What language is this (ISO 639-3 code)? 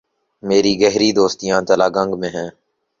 urd